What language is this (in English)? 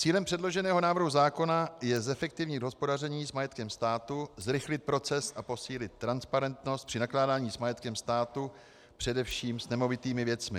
Czech